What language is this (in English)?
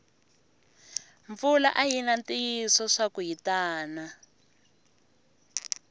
Tsonga